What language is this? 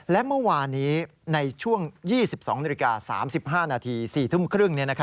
Thai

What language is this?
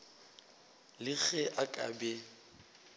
Northern Sotho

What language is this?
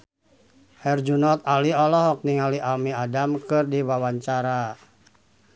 Sundanese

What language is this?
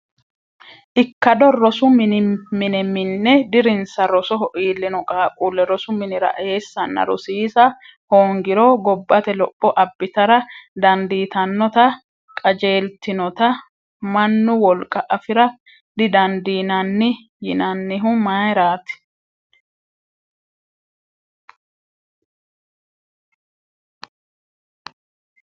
Sidamo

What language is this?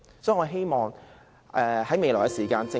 Cantonese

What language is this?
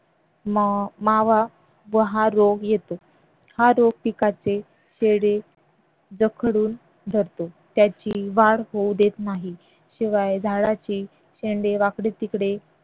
Marathi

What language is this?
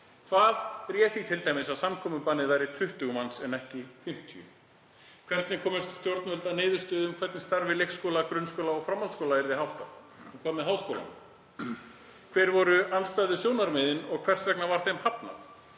Icelandic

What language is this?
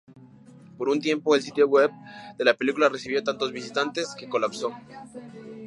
Spanish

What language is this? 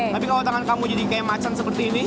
Indonesian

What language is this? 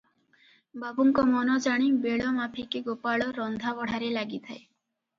Odia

